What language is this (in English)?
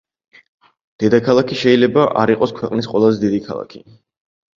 Georgian